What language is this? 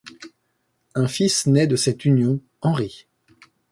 French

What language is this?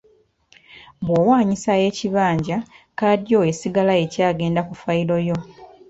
Ganda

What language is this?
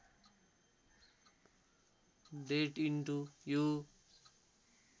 Nepali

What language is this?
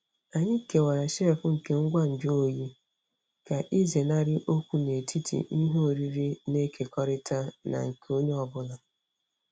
Igbo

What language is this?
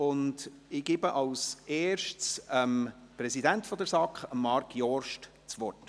Swiss German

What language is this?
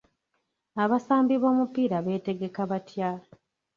Ganda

